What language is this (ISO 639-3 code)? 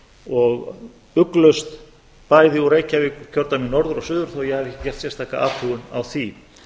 isl